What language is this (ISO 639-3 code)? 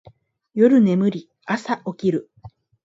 jpn